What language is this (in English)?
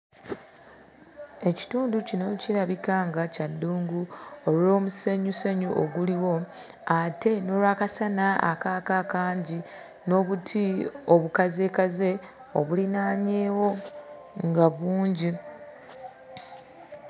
Ganda